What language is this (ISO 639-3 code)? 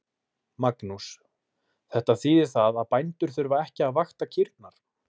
isl